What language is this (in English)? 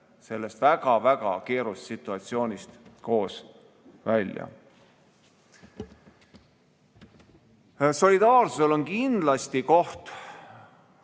Estonian